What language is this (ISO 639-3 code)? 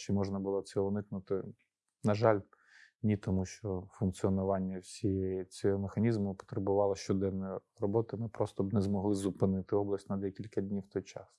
ukr